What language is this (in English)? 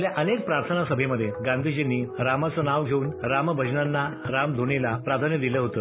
Marathi